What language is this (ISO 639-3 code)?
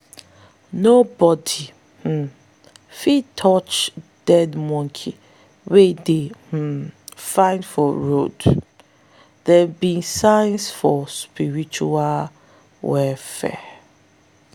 pcm